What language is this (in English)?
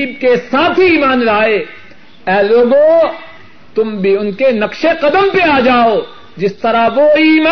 Urdu